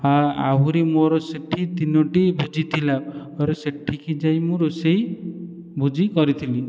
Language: Odia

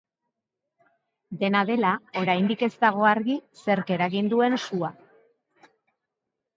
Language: Basque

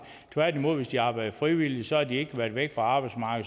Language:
Danish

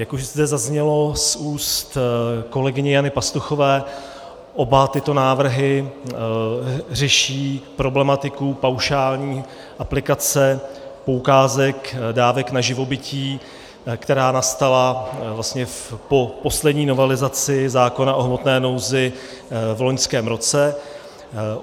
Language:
Czech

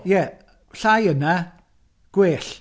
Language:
Welsh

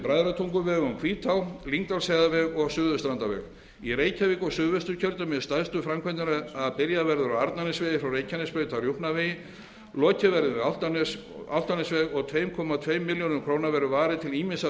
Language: Icelandic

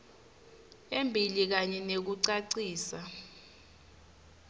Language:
Swati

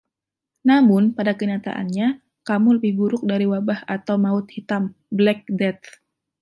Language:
Indonesian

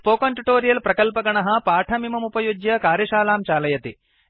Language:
Sanskrit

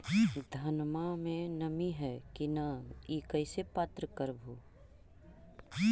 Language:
Magahi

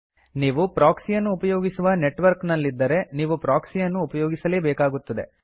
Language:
Kannada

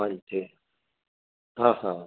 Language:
Punjabi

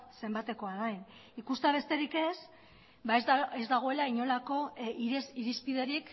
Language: Basque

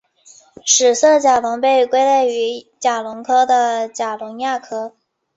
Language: Chinese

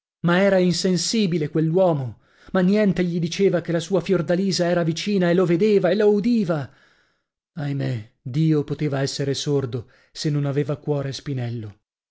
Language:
Italian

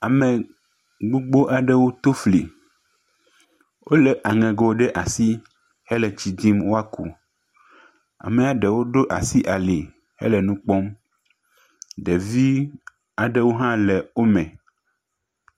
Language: Ewe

